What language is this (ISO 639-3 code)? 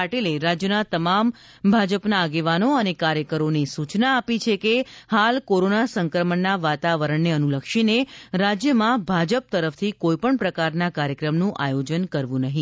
guj